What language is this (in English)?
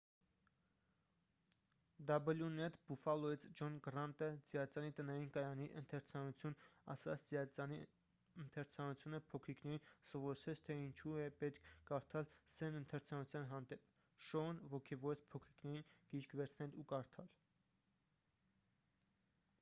Armenian